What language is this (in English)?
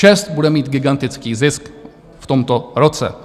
Czech